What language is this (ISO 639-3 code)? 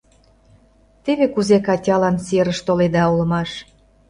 chm